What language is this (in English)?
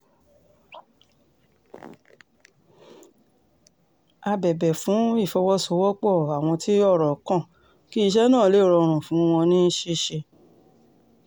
Yoruba